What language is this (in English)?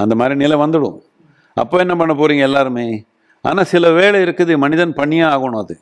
Tamil